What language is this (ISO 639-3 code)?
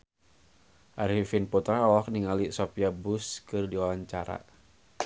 sun